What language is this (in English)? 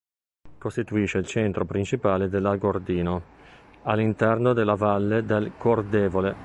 Italian